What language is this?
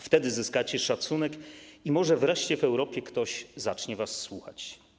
Polish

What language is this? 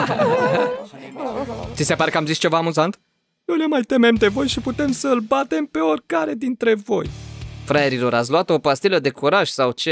Romanian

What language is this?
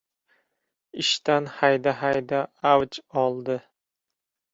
Uzbek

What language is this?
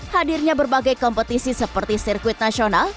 Indonesian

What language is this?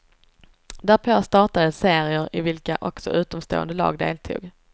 Swedish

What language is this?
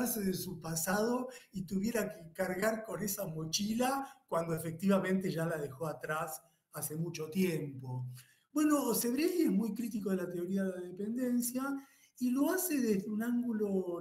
Spanish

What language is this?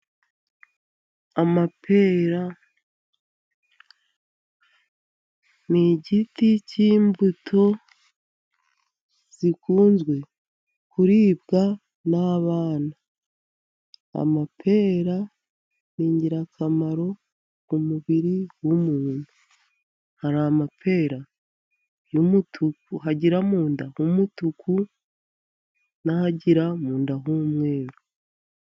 Kinyarwanda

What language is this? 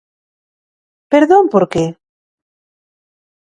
Galician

